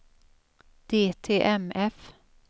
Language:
Swedish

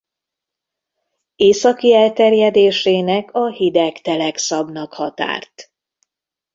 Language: Hungarian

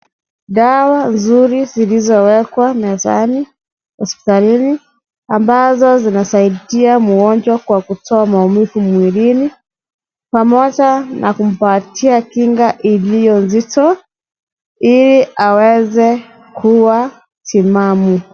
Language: Swahili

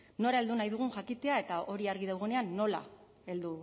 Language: Basque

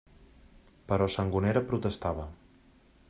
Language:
Catalan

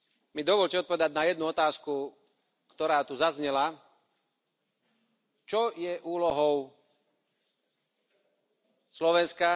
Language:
Slovak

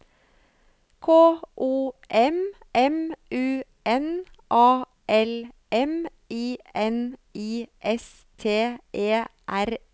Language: Norwegian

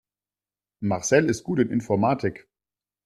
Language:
German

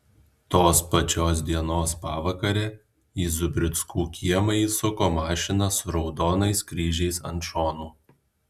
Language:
Lithuanian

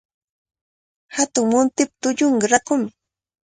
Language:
Cajatambo North Lima Quechua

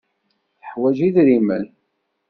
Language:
Kabyle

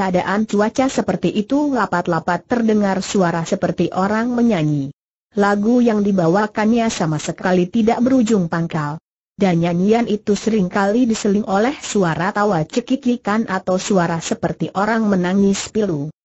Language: Indonesian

